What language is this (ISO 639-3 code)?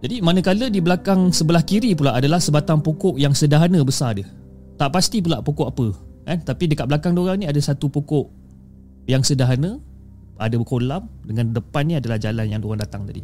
msa